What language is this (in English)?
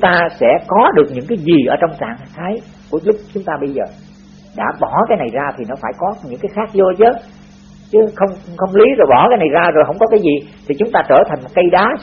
Vietnamese